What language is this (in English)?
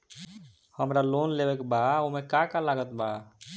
Bhojpuri